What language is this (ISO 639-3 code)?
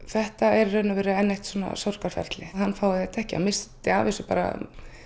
isl